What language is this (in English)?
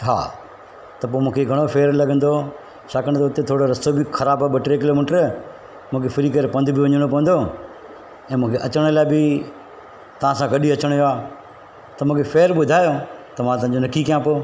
Sindhi